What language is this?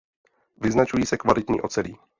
Czech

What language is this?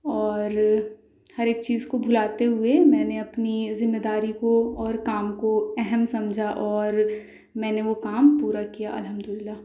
Urdu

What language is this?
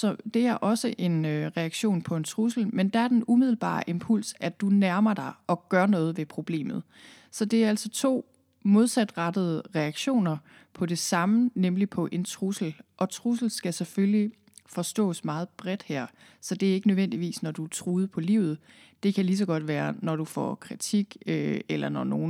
Danish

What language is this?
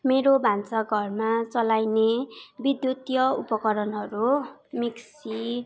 Nepali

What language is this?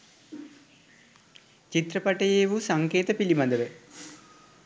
Sinhala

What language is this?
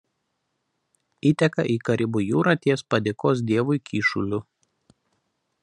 Lithuanian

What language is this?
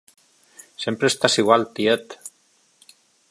Catalan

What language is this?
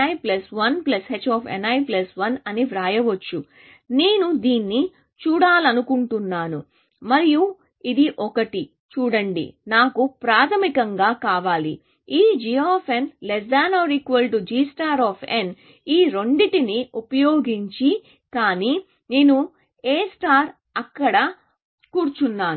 Telugu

